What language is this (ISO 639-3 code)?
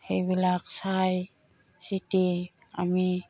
asm